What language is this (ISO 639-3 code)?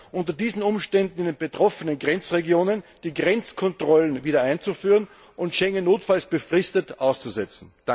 deu